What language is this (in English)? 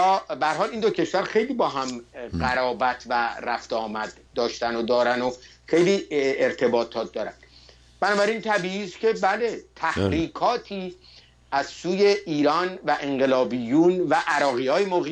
Persian